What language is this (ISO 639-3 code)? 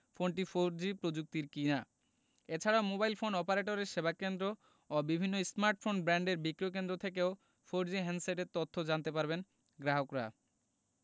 ben